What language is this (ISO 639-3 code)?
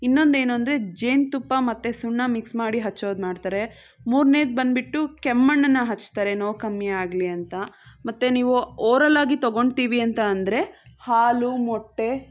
kan